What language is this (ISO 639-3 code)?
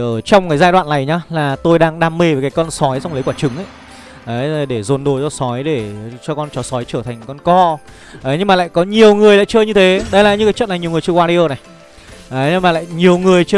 vie